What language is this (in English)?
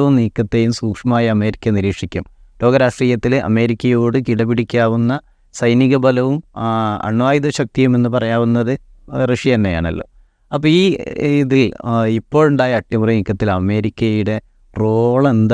Malayalam